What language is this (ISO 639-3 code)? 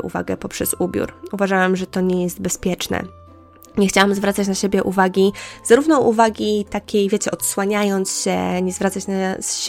pol